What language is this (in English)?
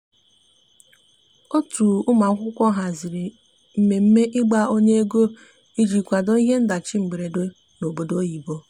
Igbo